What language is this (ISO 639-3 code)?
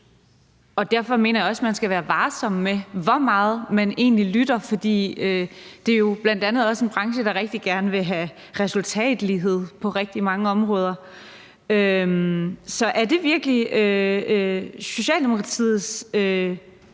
dan